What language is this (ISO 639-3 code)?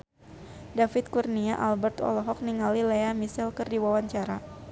sun